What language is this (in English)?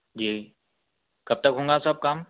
Urdu